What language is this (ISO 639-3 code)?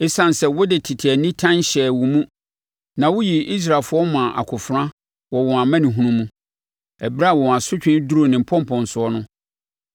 aka